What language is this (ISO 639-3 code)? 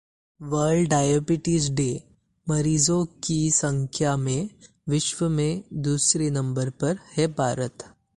hin